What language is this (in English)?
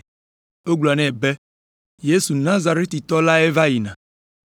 Ewe